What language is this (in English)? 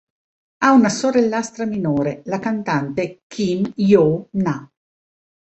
Italian